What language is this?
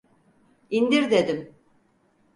Turkish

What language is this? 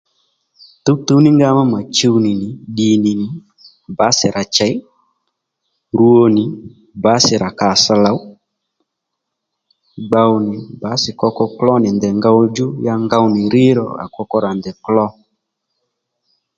Lendu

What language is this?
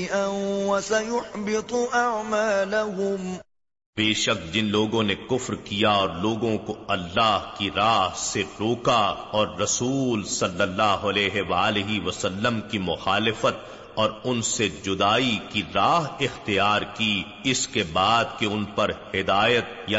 Urdu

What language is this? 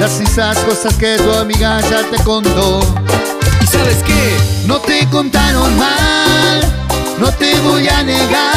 Romanian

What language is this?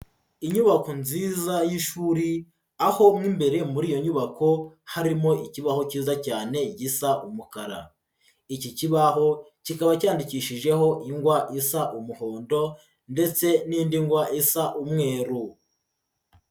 Kinyarwanda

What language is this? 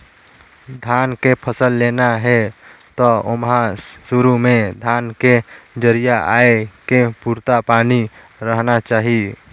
Chhattisgarhi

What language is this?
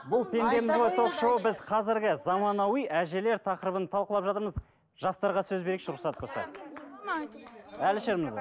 Kazakh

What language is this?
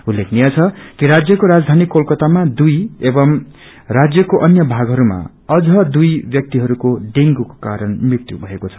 Nepali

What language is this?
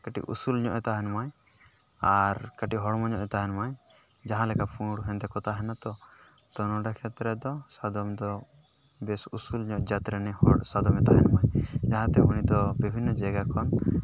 Santali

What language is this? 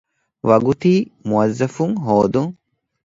Divehi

